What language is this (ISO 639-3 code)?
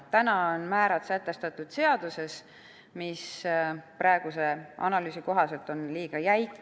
est